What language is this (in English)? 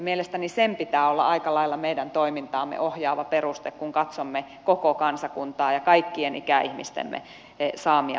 Finnish